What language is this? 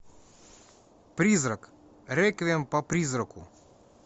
Russian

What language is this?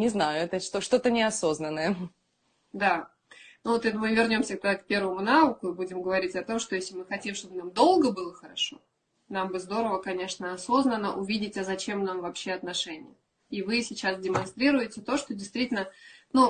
Russian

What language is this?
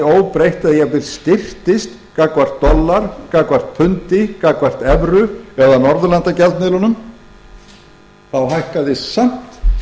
Icelandic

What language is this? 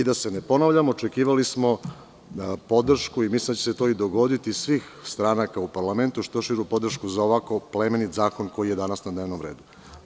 Serbian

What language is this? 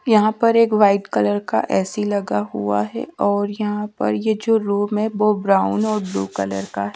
Hindi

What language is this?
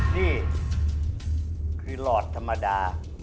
Thai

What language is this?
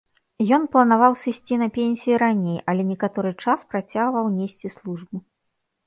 Belarusian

